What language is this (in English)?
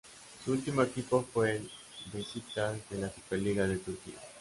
Spanish